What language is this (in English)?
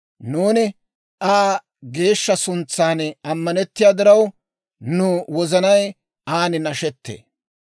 Dawro